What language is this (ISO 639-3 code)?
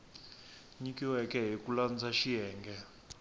tso